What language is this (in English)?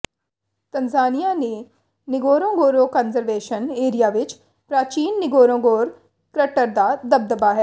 Punjabi